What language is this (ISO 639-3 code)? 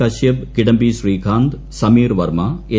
mal